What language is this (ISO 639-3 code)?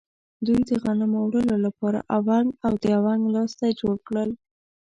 pus